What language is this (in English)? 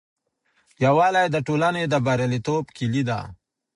Pashto